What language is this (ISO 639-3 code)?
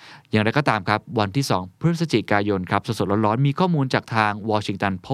tha